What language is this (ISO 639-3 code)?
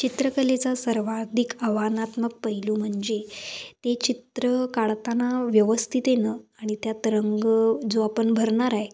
mar